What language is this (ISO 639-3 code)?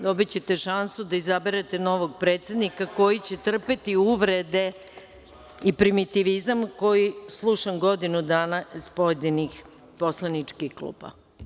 srp